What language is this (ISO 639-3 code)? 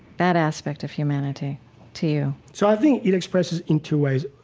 eng